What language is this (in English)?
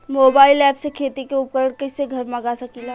Bhojpuri